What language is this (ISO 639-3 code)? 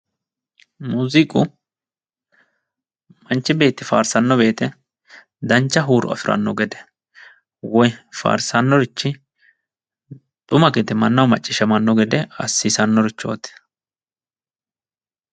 sid